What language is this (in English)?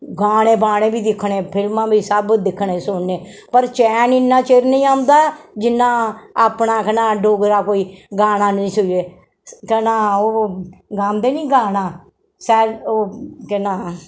Dogri